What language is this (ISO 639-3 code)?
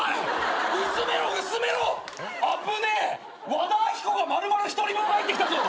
jpn